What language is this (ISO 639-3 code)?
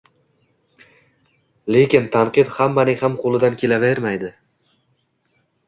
uzb